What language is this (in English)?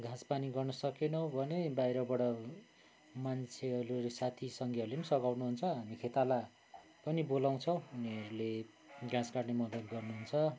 Nepali